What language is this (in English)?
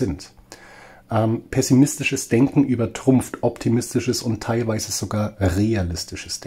German